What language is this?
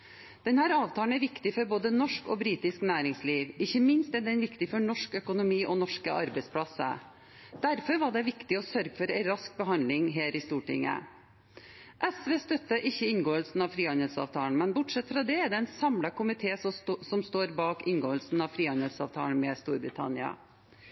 Norwegian Bokmål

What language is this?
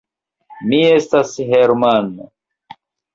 Esperanto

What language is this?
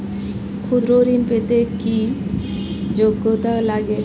Bangla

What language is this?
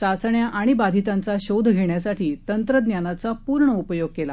Marathi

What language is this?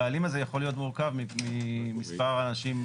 Hebrew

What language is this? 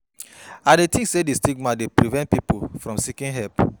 Nigerian Pidgin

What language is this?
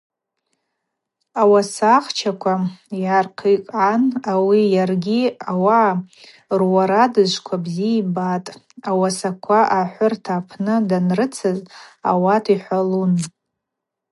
Abaza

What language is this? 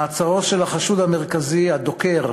Hebrew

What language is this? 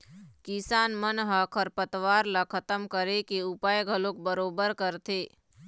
Chhattisgarhi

